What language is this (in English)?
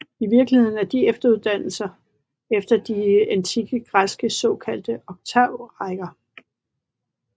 Danish